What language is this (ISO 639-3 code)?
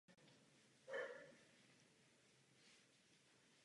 ces